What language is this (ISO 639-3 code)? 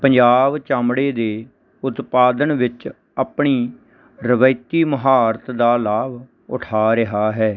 pan